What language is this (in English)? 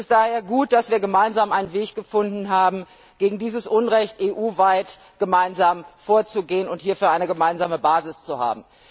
German